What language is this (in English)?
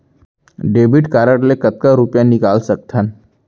Chhattisgarhi